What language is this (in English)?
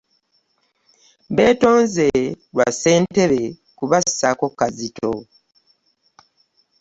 Ganda